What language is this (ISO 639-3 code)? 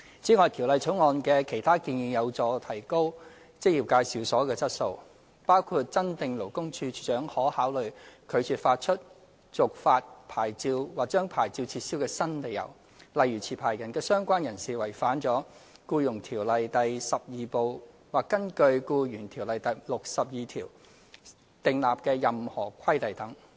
yue